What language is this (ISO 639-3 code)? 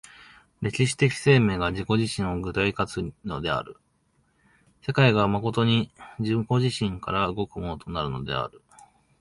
jpn